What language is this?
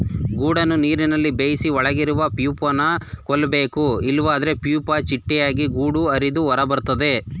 Kannada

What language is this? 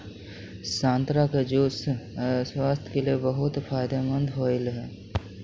Magahi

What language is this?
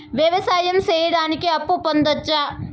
Telugu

